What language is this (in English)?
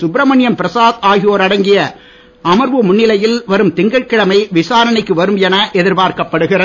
Tamil